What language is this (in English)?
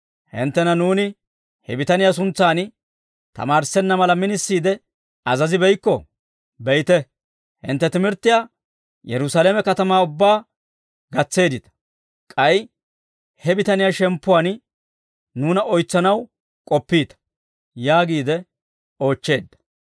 Dawro